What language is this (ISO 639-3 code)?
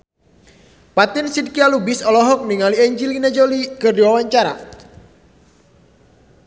sun